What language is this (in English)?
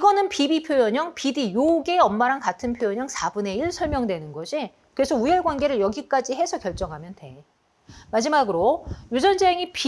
Korean